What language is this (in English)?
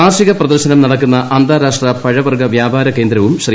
Malayalam